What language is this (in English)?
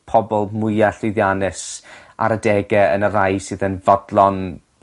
Welsh